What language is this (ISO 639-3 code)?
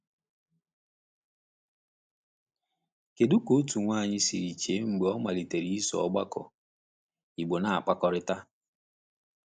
ibo